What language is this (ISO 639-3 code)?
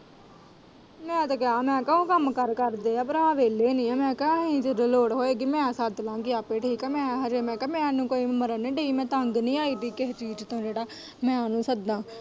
pan